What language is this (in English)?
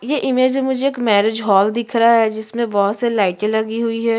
Hindi